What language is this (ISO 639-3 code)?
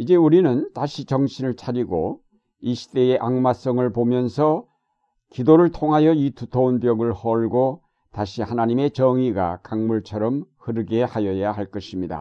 kor